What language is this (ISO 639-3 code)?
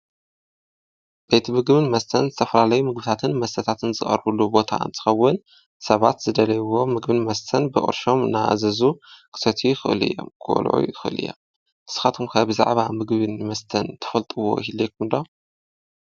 tir